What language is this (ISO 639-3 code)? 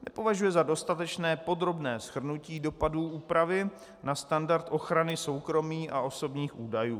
ces